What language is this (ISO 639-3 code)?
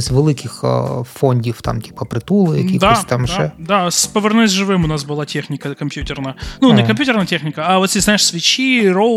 ukr